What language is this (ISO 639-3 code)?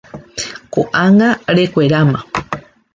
grn